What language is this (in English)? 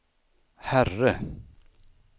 Swedish